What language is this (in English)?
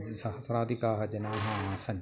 Sanskrit